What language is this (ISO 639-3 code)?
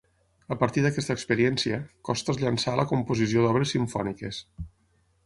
cat